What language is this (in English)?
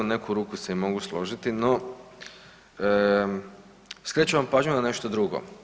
Croatian